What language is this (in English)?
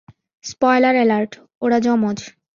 Bangla